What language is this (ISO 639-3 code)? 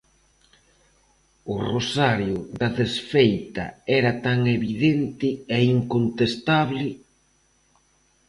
glg